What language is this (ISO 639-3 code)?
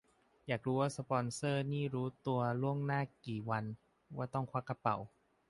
tha